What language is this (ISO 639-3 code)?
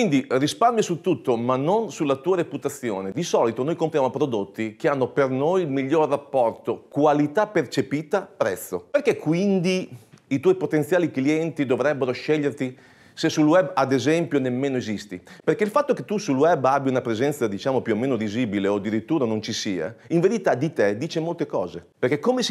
ita